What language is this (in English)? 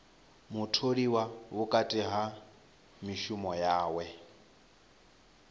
Venda